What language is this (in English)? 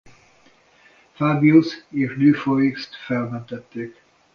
Hungarian